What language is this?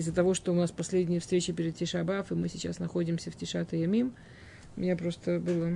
Russian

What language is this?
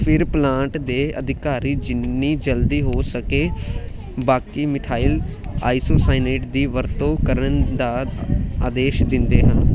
Punjabi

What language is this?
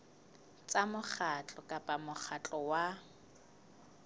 Southern Sotho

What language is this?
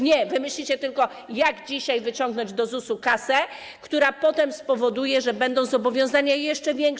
Polish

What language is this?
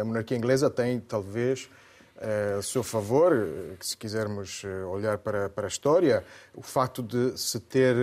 Portuguese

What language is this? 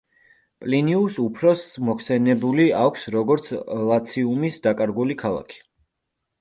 Georgian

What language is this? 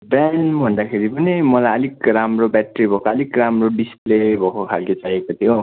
Nepali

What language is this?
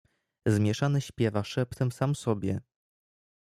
Polish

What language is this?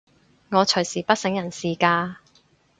Cantonese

